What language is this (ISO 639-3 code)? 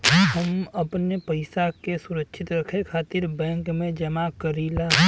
bho